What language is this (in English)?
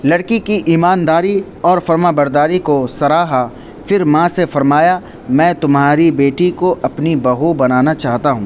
Urdu